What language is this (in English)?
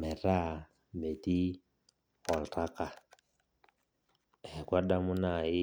Masai